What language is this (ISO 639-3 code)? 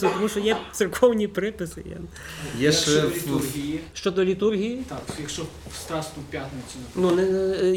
ukr